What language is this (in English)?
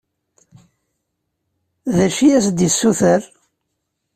Kabyle